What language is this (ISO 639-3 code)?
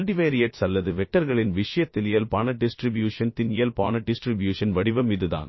tam